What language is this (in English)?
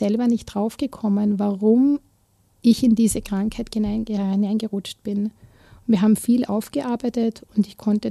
German